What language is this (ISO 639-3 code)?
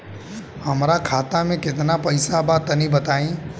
bho